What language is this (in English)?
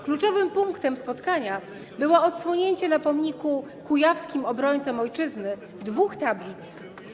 Polish